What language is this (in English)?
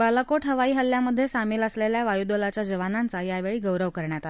Marathi